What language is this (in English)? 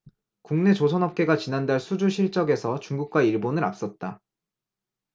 Korean